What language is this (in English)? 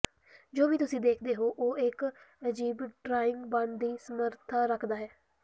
Punjabi